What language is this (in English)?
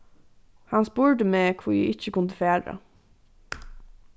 Faroese